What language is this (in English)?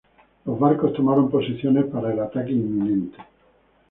Spanish